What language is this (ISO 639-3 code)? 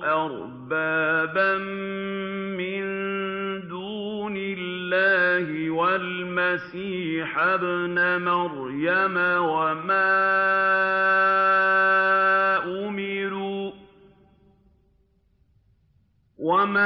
ara